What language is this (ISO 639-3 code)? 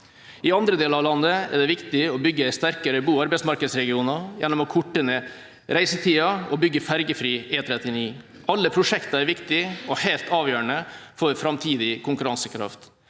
nor